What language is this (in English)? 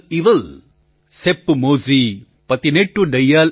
Gujarati